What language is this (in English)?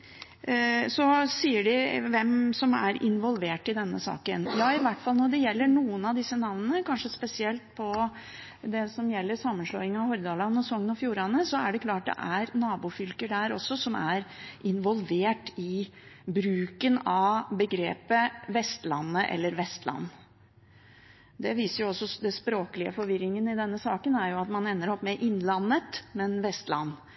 Norwegian Bokmål